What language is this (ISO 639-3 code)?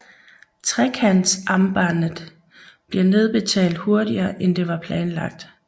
dan